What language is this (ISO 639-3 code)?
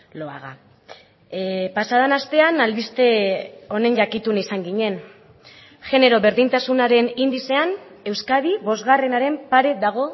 eus